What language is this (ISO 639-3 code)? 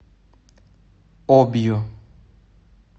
rus